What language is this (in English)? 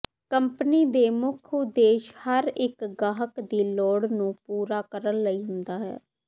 Punjabi